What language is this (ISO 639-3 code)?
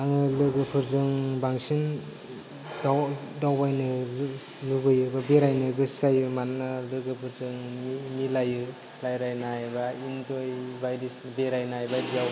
brx